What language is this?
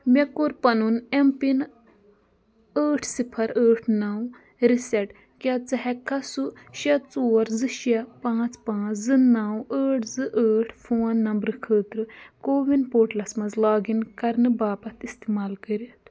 Kashmiri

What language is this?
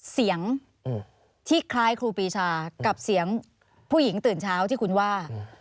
Thai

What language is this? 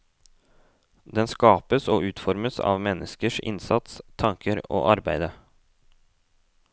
Norwegian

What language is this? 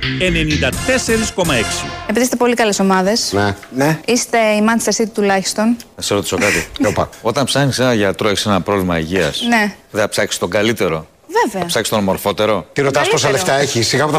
Greek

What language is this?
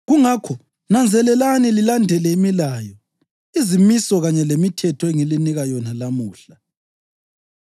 North Ndebele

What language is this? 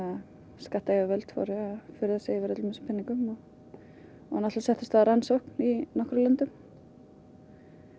Icelandic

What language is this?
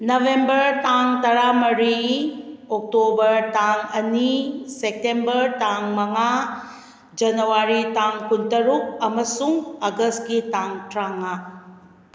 Manipuri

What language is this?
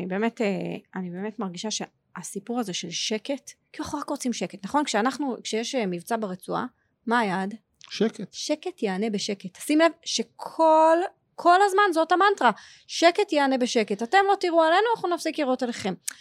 Hebrew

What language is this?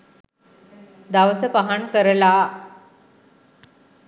Sinhala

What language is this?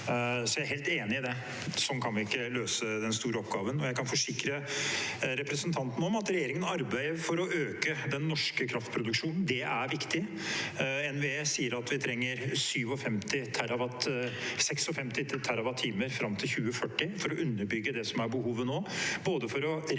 Norwegian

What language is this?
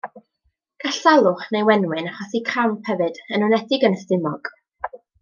Welsh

